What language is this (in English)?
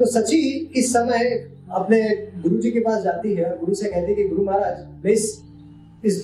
Hindi